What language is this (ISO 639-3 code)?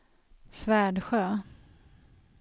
swe